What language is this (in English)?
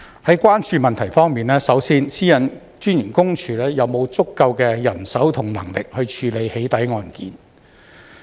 Cantonese